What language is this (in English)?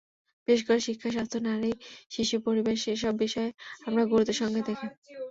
Bangla